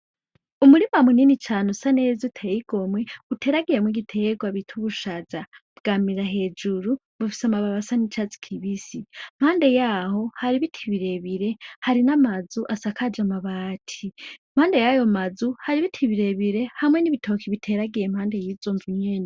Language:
Rundi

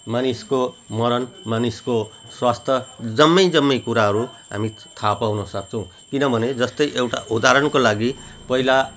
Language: Nepali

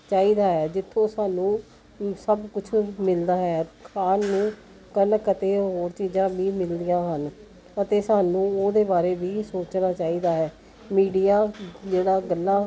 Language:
Punjabi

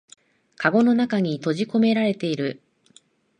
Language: Japanese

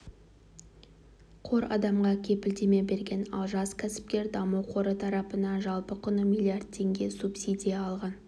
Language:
Kazakh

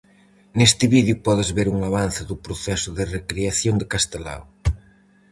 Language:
Galician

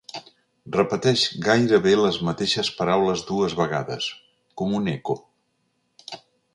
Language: Catalan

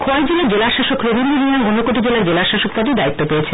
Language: Bangla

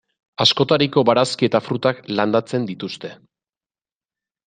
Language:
Basque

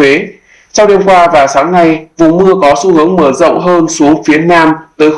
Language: Vietnamese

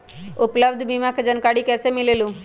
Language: Magahi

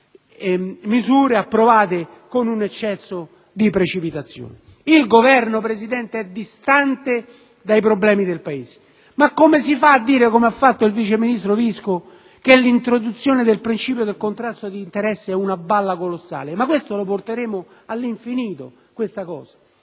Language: Italian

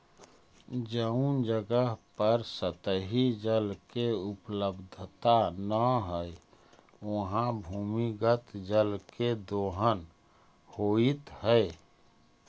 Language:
Magahi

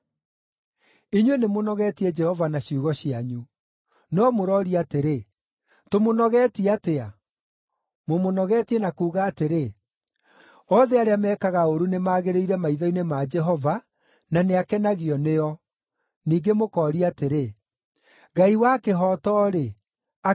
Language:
Kikuyu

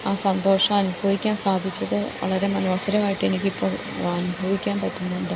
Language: Malayalam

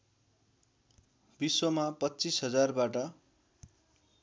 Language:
Nepali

